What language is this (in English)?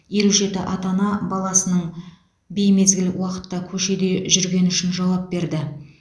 Kazakh